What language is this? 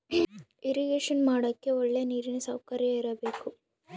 Kannada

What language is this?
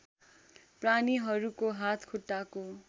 Nepali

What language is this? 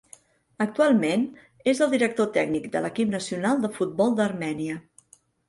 Catalan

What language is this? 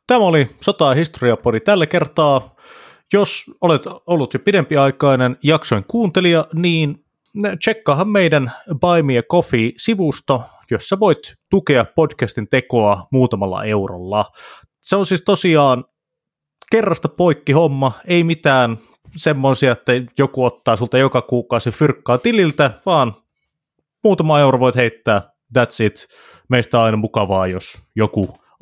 Finnish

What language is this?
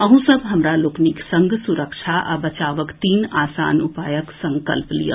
Maithili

